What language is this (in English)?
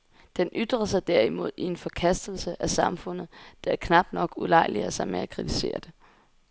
Danish